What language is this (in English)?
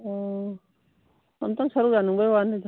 Manipuri